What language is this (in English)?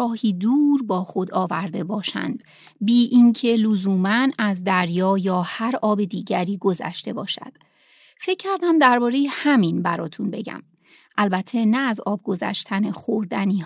Persian